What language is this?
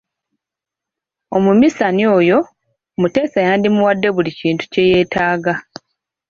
Ganda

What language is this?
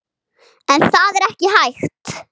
Icelandic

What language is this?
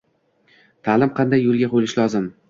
Uzbek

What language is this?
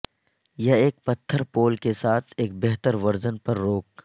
Urdu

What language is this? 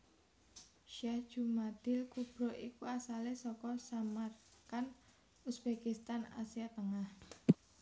Javanese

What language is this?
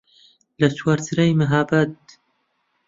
Central Kurdish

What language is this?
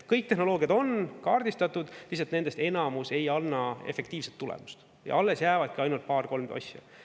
Estonian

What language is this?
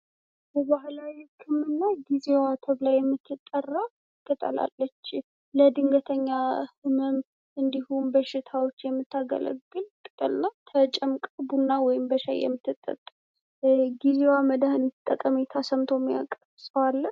Amharic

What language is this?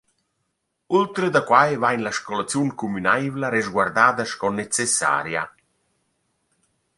Romansh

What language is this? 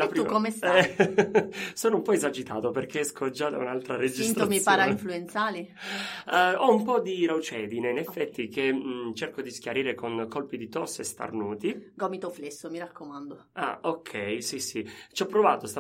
Italian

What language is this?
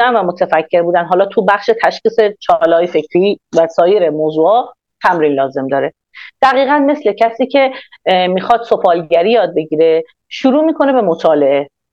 Persian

